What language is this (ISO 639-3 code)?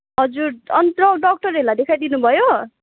nep